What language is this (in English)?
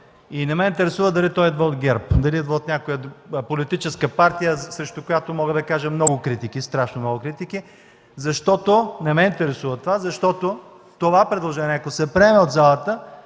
Bulgarian